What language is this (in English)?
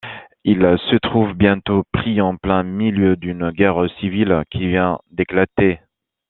French